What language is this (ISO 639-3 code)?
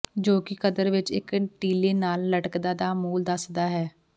pan